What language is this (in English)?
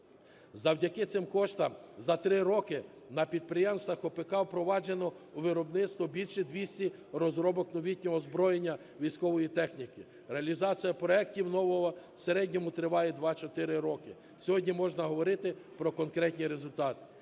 Ukrainian